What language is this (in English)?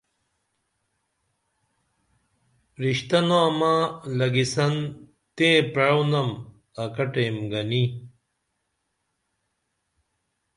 Dameli